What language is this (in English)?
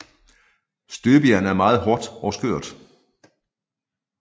Danish